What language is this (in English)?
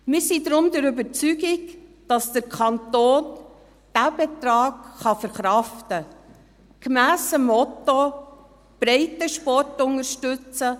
Swiss German